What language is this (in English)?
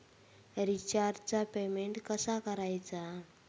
Marathi